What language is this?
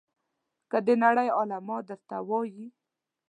Pashto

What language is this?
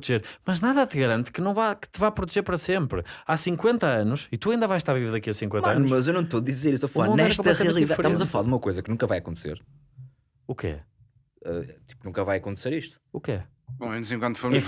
Portuguese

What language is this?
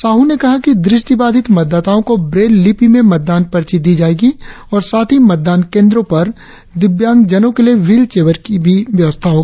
Hindi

